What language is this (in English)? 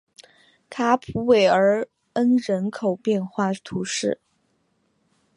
Chinese